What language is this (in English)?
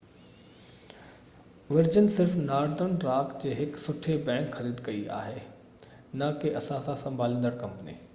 Sindhi